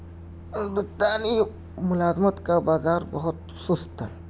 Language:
Urdu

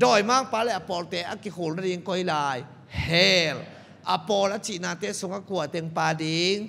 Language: Thai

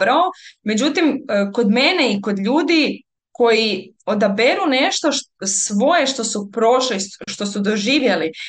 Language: Croatian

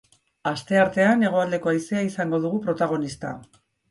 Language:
Basque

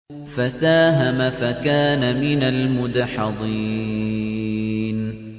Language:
Arabic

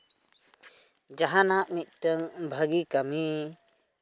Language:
Santali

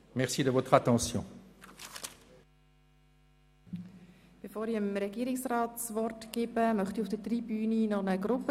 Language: Swiss German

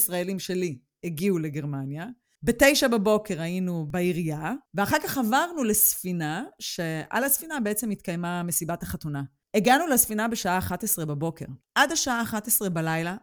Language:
Hebrew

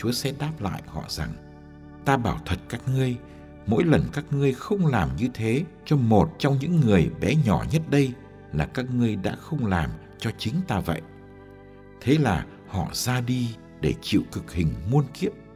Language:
Vietnamese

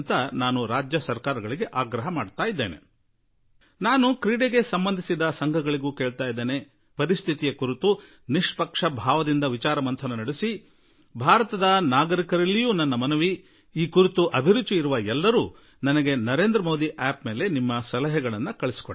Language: Kannada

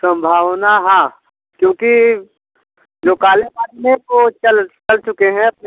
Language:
Hindi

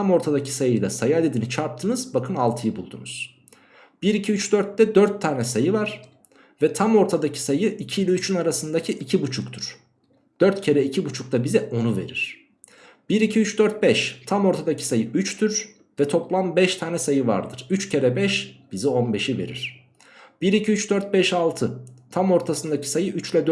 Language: Turkish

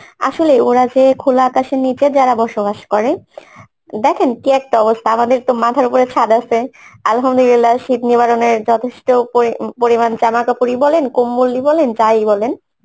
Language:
Bangla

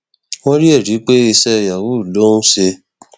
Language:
Yoruba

